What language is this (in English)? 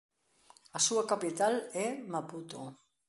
Galician